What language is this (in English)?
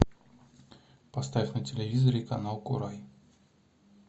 Russian